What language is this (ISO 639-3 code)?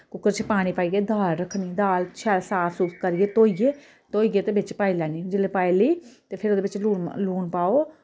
doi